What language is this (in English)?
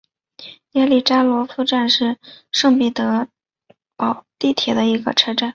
Chinese